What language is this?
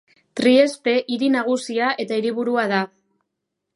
Basque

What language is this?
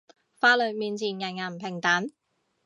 Cantonese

